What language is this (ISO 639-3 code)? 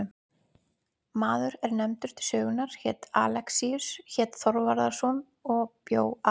isl